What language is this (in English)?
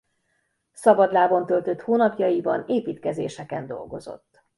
Hungarian